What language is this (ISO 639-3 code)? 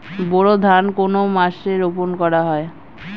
ben